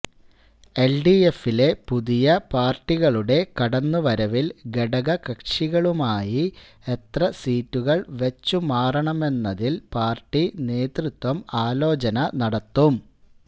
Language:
Malayalam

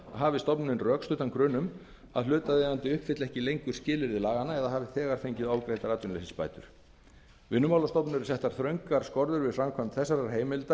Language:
Icelandic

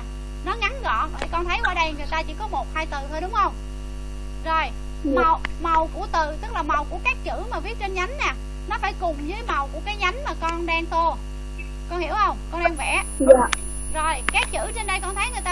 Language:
Vietnamese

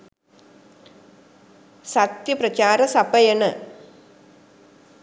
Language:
Sinhala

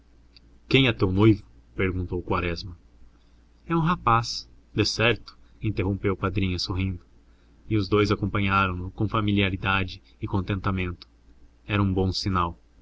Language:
Portuguese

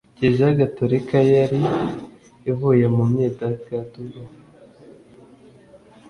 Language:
Kinyarwanda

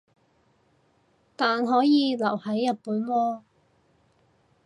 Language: Cantonese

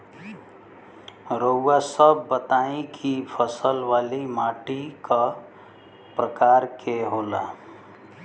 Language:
Bhojpuri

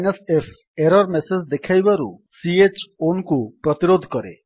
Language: Odia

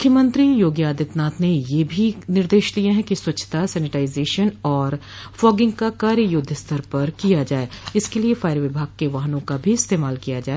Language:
Hindi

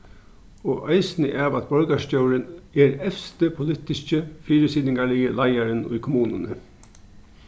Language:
Faroese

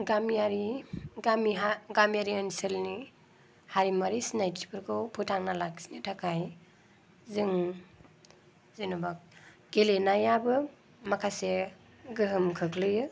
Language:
Bodo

